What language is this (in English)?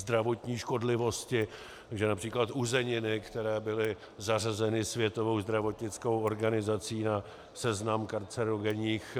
Czech